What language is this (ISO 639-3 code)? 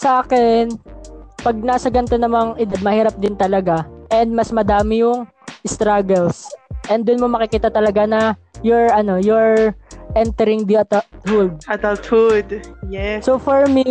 fil